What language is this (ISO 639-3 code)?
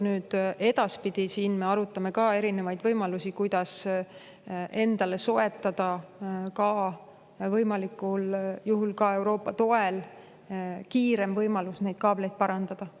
est